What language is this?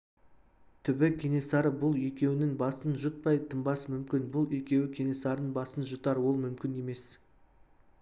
Kazakh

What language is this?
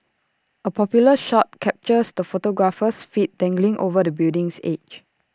English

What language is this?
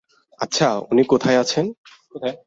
Bangla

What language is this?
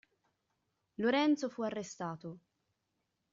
Italian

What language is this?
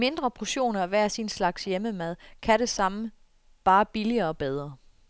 Danish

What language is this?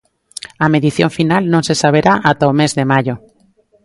Galician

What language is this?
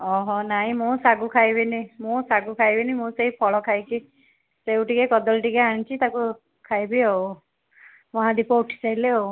Odia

